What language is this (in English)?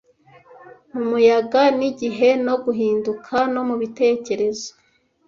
Kinyarwanda